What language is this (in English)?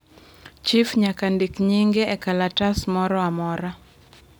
Luo (Kenya and Tanzania)